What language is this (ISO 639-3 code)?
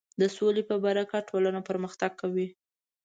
pus